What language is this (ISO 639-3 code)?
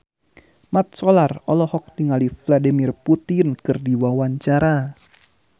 sun